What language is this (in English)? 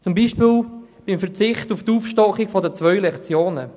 Swiss German